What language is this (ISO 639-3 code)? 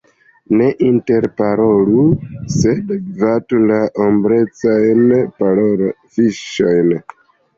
epo